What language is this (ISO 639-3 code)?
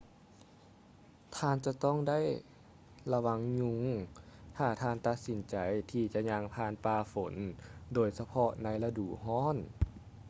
lao